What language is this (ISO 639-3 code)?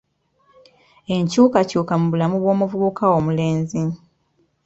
lug